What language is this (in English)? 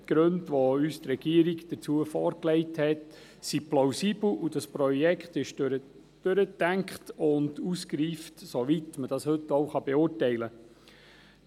Swiss German